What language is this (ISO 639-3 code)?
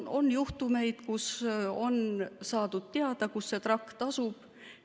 est